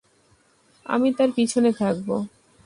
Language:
Bangla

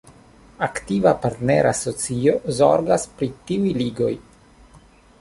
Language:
Esperanto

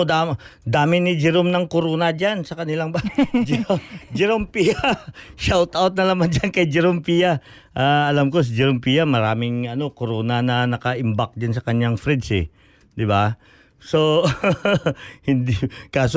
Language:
Filipino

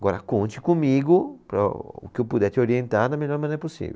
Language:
Portuguese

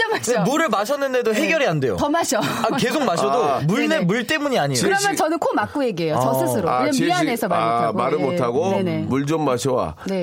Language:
Korean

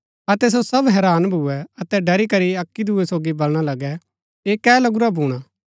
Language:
Gaddi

